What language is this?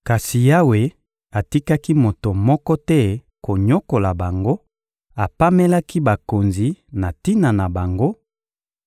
Lingala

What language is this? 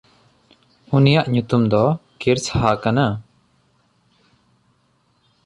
Santali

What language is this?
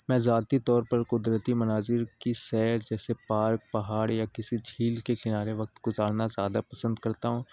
Urdu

